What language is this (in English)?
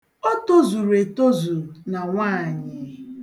Igbo